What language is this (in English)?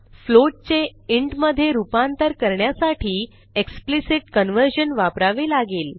Marathi